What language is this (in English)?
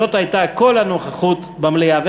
Hebrew